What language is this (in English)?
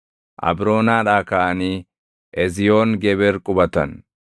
Oromo